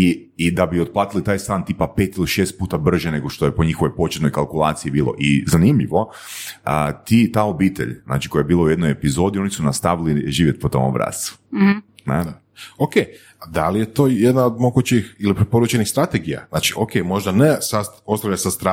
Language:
Croatian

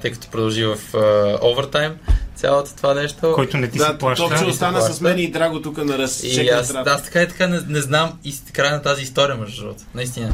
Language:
Bulgarian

